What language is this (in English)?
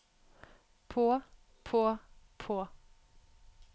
Norwegian